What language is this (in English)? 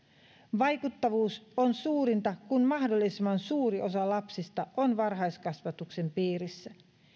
Finnish